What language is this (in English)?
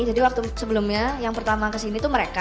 Indonesian